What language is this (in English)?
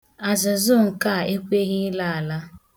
Igbo